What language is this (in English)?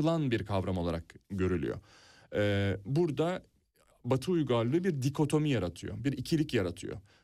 Turkish